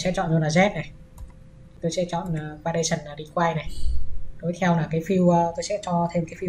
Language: Vietnamese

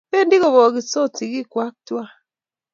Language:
Kalenjin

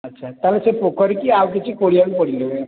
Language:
Odia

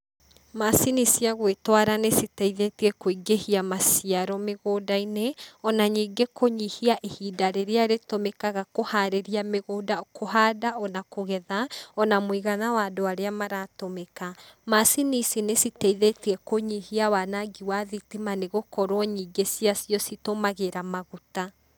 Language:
Kikuyu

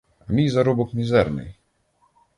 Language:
Ukrainian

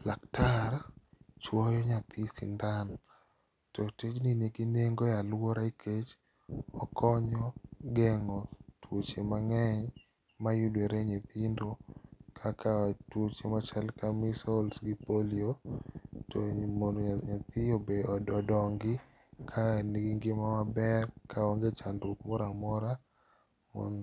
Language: Luo (Kenya and Tanzania)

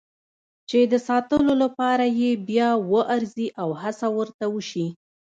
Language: Pashto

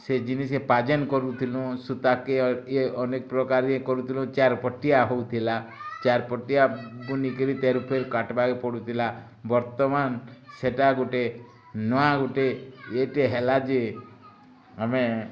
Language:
Odia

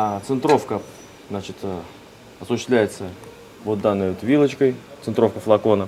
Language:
Russian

